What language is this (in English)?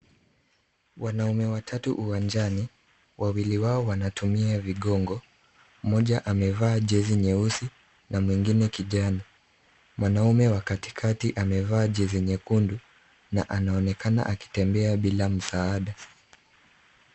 Swahili